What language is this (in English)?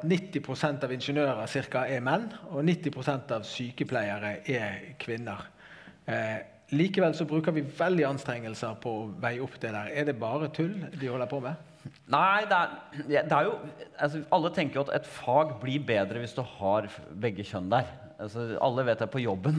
Norwegian